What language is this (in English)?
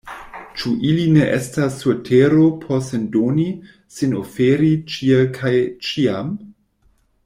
Esperanto